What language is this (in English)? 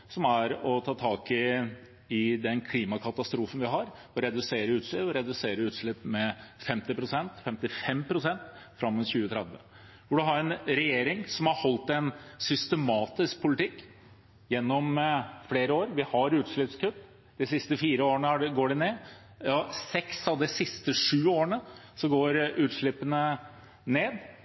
Norwegian Bokmål